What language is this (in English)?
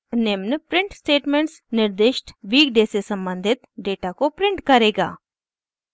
Hindi